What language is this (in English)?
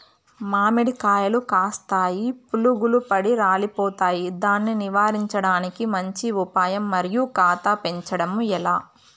Telugu